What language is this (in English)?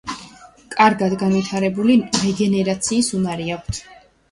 Georgian